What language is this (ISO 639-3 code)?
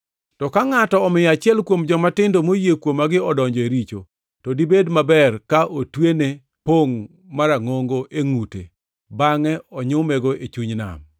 luo